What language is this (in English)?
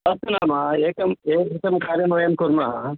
Sanskrit